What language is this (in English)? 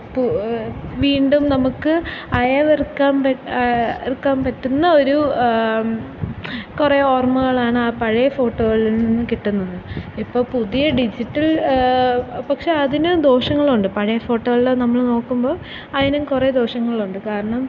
Malayalam